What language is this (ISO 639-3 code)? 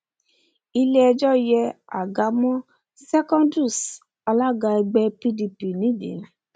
yor